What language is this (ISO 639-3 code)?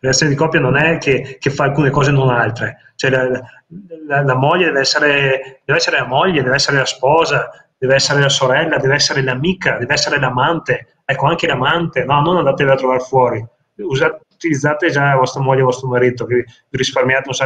ita